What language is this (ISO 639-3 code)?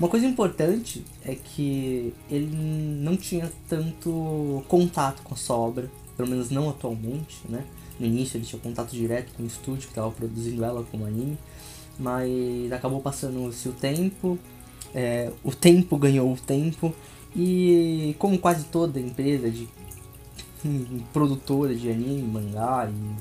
por